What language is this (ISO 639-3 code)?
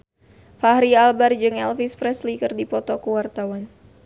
sun